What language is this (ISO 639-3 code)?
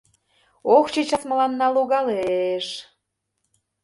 chm